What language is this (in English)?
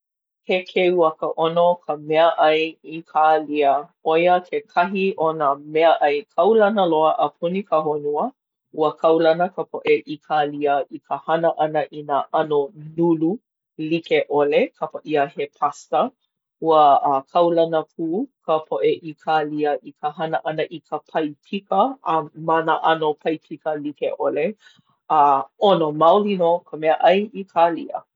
Hawaiian